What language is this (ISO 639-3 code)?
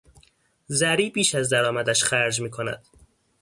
fas